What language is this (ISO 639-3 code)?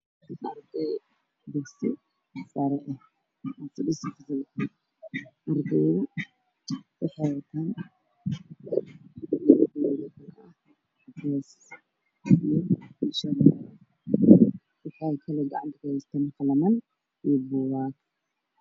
som